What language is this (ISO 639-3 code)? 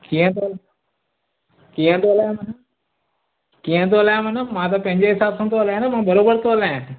snd